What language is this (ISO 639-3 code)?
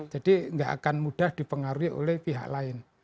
ind